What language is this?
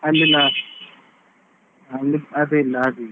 Kannada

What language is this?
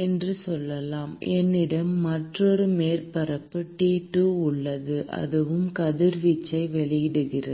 Tamil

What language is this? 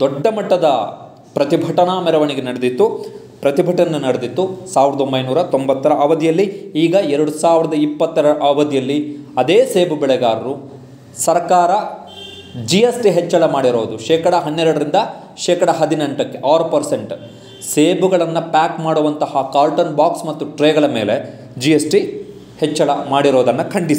Hindi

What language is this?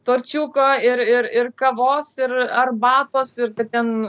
Lithuanian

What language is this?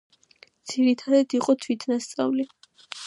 Georgian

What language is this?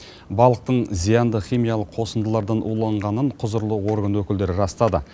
Kazakh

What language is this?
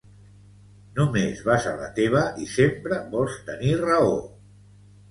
Catalan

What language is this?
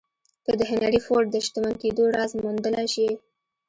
Pashto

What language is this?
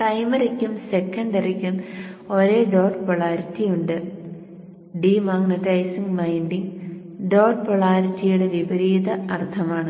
Malayalam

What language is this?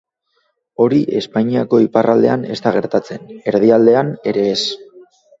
Basque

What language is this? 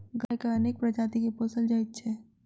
Maithili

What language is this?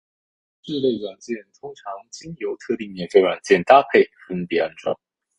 Chinese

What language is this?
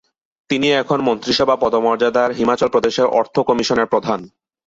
Bangla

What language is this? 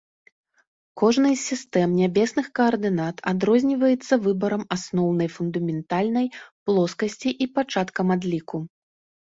Belarusian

